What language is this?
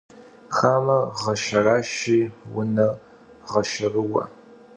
Kabardian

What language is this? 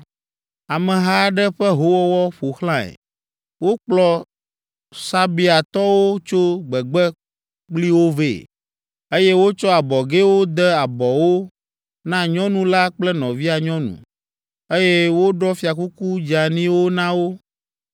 Ewe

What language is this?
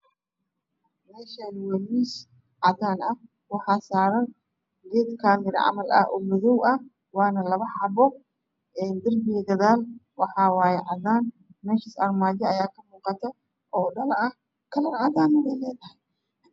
Somali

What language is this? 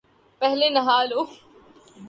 Urdu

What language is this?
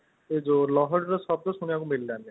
Odia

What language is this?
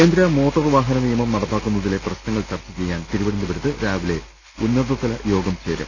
Malayalam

